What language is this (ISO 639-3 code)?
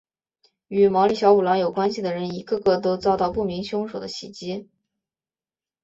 zho